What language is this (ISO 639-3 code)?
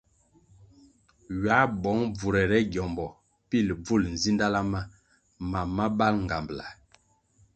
nmg